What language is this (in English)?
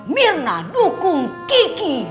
Indonesian